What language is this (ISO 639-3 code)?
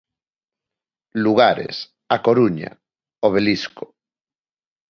glg